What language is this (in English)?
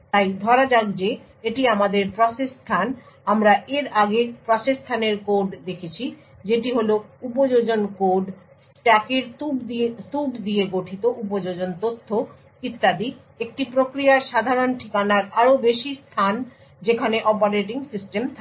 Bangla